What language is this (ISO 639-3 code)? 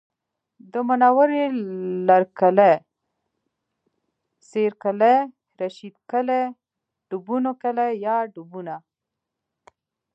pus